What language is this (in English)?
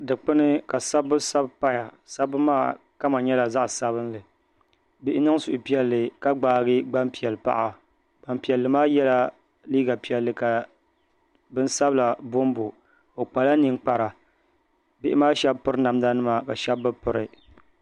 Dagbani